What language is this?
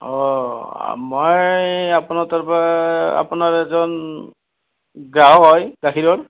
Assamese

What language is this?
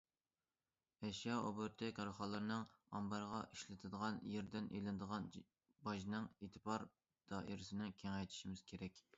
Uyghur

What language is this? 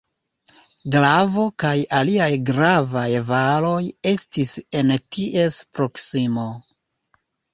Esperanto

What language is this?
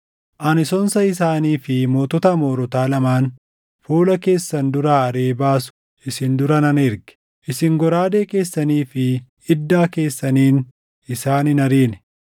Oromo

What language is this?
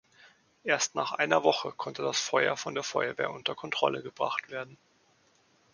German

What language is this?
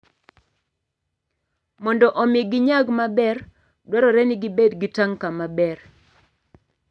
Luo (Kenya and Tanzania)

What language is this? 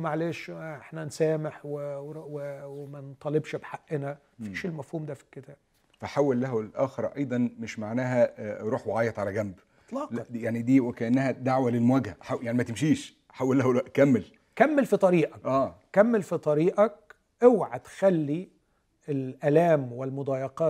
Arabic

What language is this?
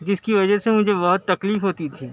Urdu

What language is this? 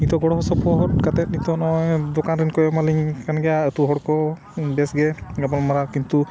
Santali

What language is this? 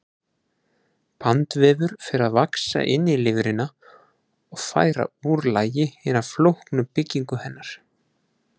Icelandic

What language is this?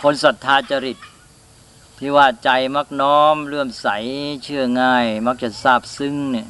Thai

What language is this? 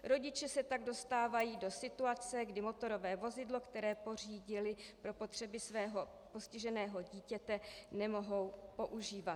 Czech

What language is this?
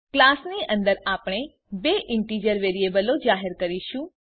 Gujarati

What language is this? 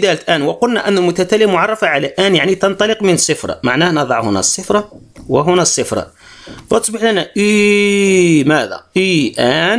Arabic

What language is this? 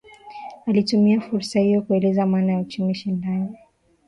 Swahili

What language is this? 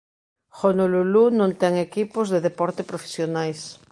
Galician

